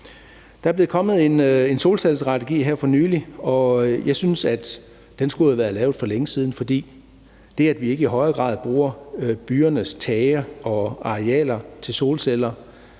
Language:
Danish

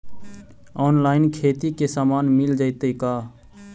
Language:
Magahi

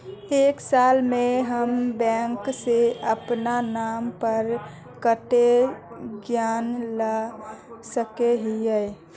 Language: Magahi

